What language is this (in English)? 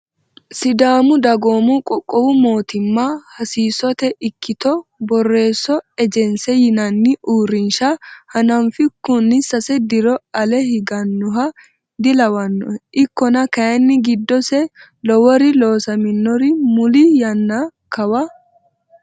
Sidamo